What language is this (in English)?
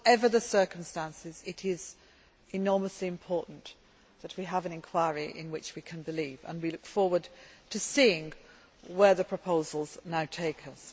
English